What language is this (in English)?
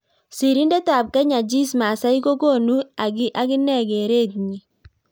Kalenjin